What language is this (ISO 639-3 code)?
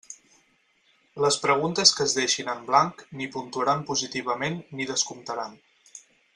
cat